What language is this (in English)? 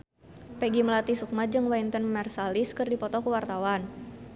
Sundanese